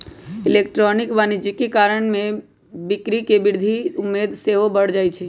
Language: Magahi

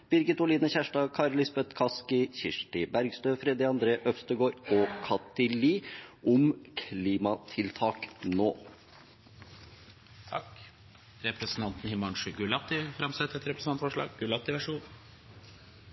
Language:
Norwegian Bokmål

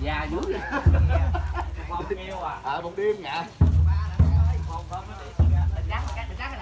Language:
Vietnamese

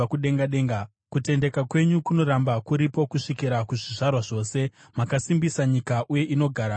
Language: Shona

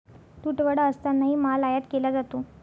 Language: Marathi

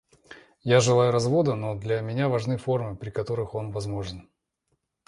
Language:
Russian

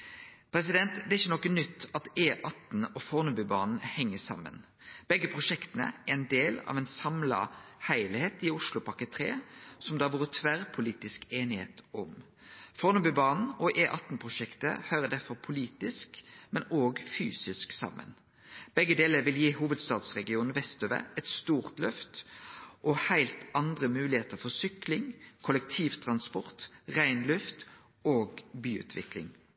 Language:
Norwegian Nynorsk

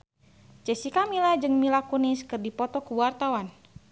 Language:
Sundanese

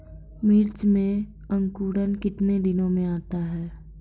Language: Maithili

